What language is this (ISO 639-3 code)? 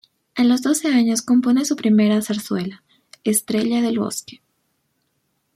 spa